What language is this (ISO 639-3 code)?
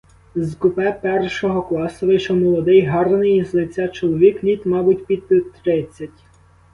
ukr